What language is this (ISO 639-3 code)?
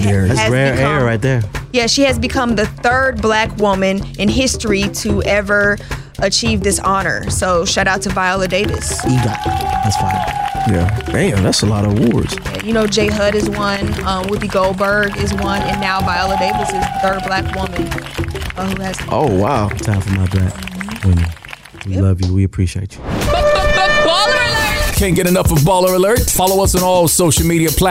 eng